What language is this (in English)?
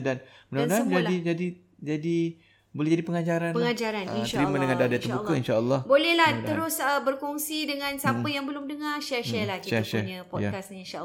Malay